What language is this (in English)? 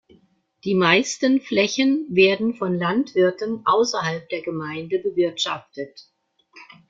German